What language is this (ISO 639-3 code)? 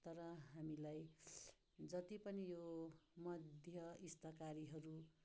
nep